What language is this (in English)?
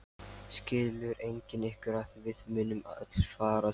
Icelandic